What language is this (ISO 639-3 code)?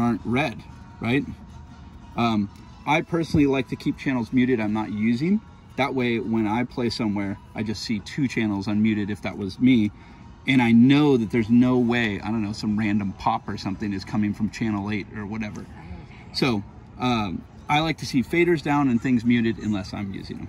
eng